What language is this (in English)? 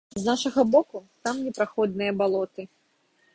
Belarusian